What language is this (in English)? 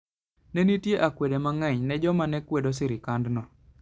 Luo (Kenya and Tanzania)